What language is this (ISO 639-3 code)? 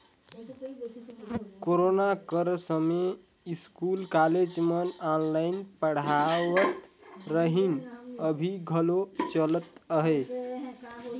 hne